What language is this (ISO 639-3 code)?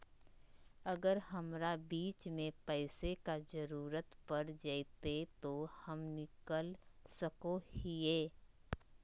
mag